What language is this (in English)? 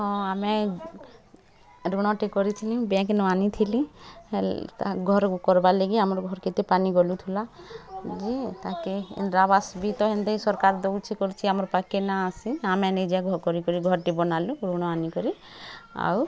Odia